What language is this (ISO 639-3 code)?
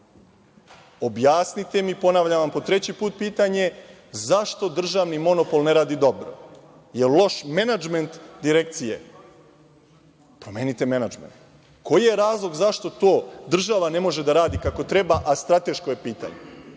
srp